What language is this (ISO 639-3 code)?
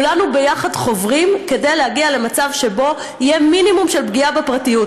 heb